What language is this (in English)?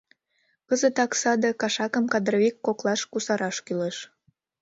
Mari